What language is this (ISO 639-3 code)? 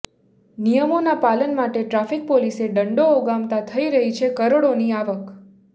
guj